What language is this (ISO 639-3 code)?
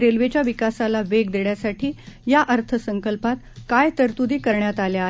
mar